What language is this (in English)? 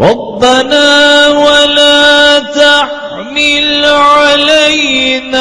Arabic